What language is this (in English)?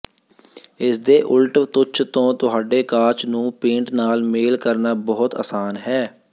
Punjabi